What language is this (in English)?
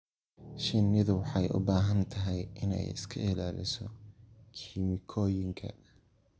Somali